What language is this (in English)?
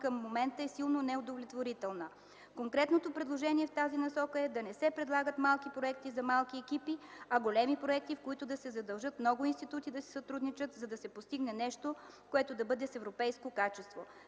Bulgarian